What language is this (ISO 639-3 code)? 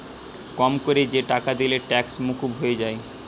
ben